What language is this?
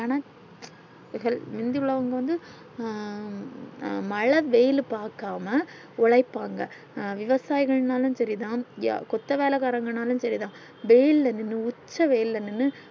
Tamil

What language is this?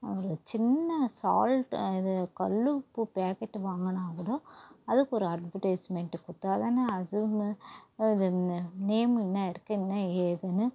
Tamil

